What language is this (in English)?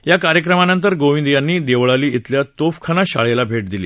Marathi